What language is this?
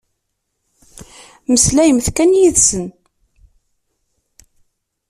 Kabyle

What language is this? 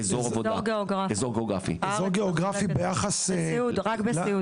Hebrew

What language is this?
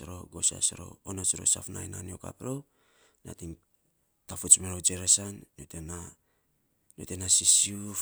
Saposa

